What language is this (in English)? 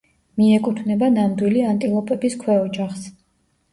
Georgian